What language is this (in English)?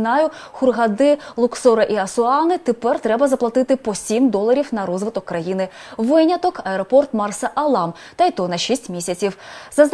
Ukrainian